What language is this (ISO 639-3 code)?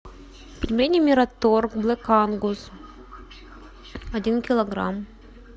rus